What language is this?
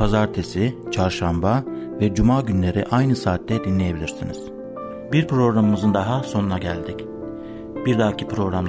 Turkish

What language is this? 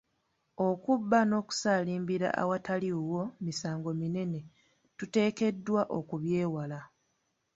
Ganda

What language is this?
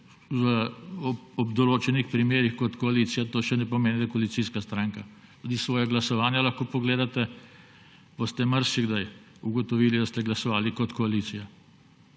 Slovenian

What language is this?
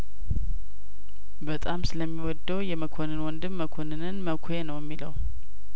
Amharic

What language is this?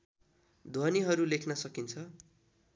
Nepali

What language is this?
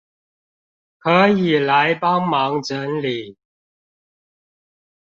Chinese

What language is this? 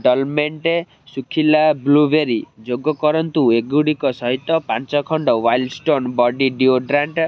Odia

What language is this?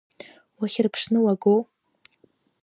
Abkhazian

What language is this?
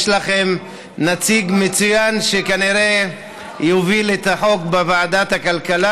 Hebrew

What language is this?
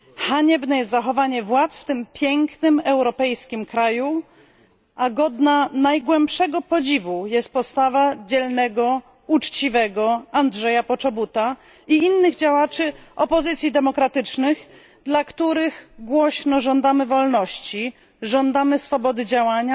Polish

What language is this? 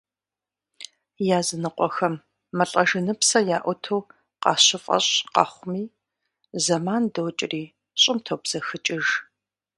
Kabardian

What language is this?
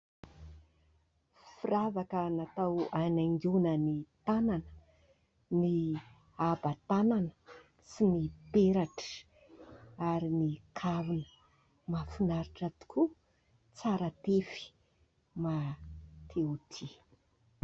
Malagasy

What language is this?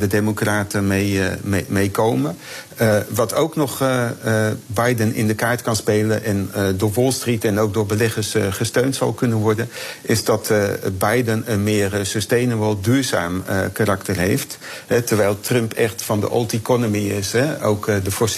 Dutch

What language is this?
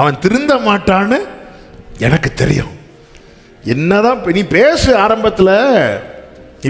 Tamil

